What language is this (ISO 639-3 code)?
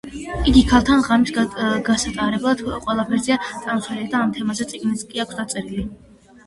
kat